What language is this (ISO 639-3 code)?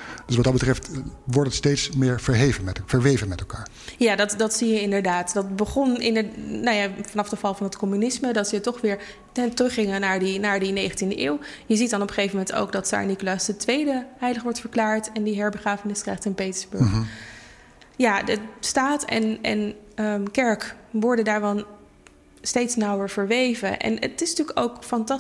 nld